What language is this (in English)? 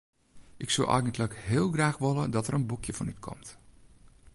Western Frisian